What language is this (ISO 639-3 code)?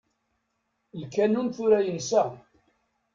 kab